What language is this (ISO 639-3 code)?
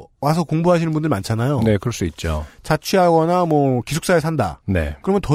kor